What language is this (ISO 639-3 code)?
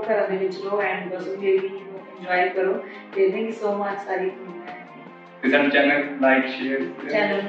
pan